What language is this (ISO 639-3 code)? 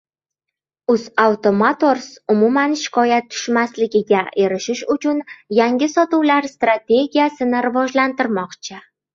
uzb